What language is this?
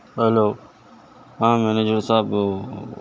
Urdu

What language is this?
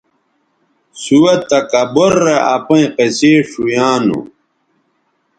Bateri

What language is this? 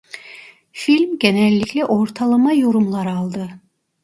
Turkish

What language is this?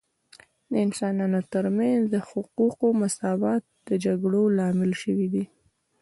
Pashto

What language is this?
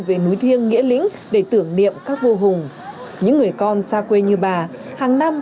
Vietnamese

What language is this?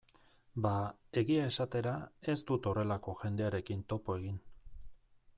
Basque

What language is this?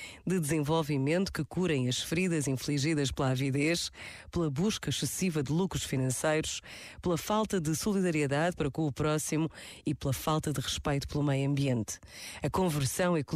Portuguese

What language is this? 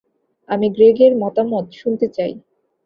Bangla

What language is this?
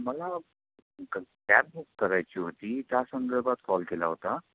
Marathi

